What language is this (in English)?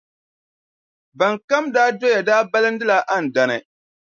Dagbani